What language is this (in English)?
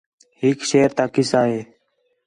Khetrani